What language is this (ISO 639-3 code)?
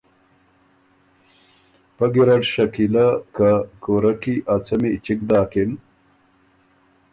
oru